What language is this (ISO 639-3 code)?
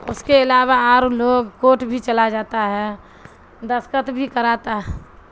urd